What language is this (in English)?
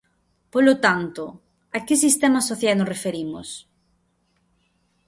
Galician